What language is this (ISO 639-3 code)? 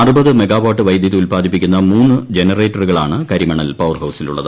mal